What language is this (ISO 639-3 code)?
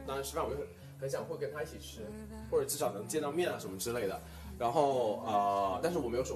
zho